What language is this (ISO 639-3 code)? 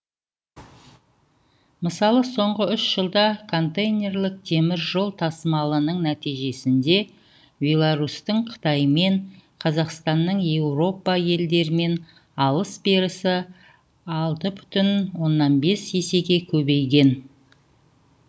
kaz